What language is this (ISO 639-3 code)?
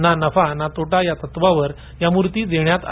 mar